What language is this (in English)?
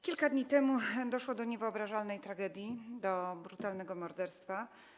Polish